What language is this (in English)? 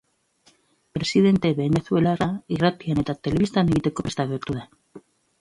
Basque